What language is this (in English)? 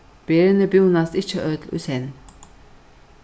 Faroese